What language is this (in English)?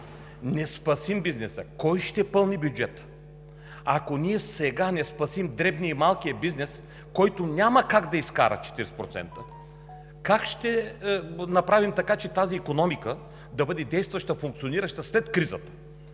Bulgarian